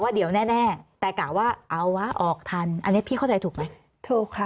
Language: Thai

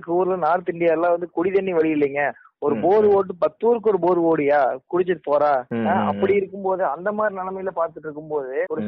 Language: Tamil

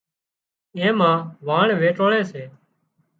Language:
Wadiyara Koli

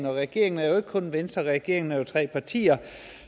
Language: Danish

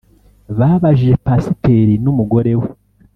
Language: Kinyarwanda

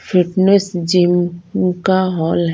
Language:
Hindi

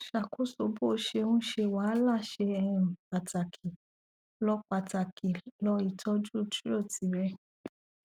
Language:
Yoruba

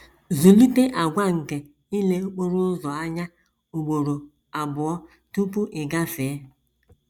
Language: Igbo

